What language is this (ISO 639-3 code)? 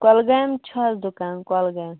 kas